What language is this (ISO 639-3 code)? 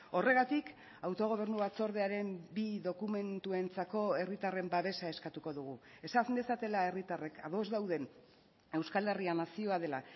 eus